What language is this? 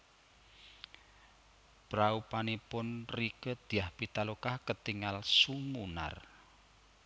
Javanese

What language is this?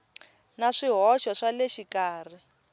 Tsonga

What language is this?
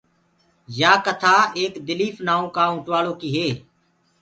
Gurgula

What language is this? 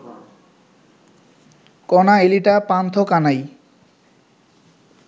Bangla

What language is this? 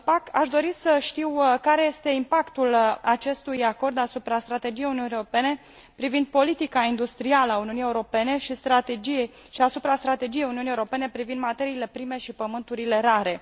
Romanian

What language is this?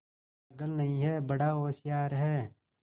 Hindi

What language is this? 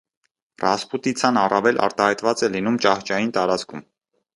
Armenian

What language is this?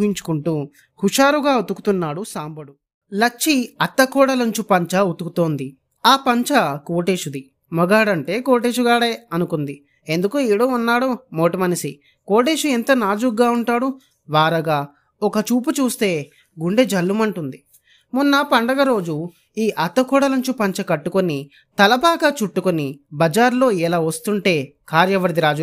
Telugu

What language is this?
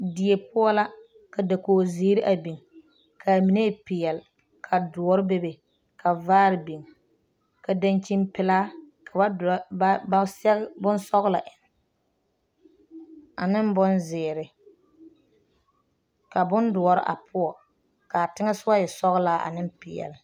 Southern Dagaare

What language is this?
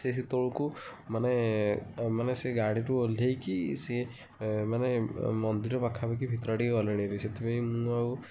Odia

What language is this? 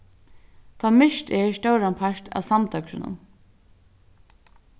Faroese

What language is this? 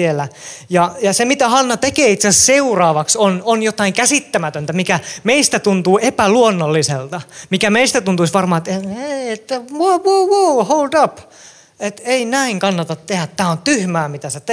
Finnish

